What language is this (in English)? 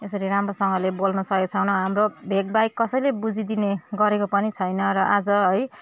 Nepali